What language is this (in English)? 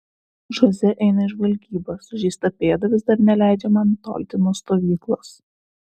Lithuanian